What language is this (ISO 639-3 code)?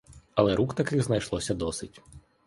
ukr